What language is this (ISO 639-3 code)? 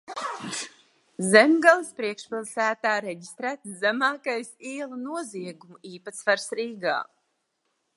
lav